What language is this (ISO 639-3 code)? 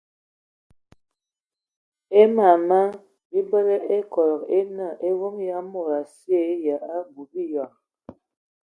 ewo